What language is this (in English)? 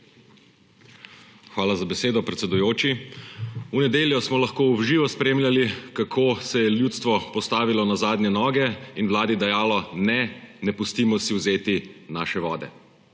Slovenian